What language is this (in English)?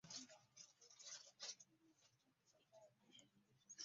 Ganda